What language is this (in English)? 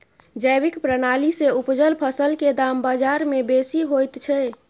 Maithili